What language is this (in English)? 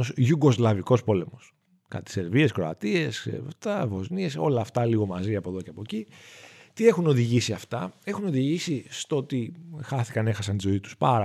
Greek